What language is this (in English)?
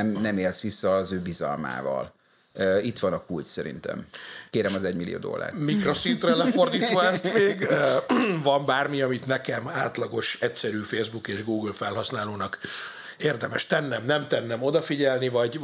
Hungarian